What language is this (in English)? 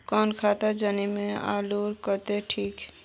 Magahi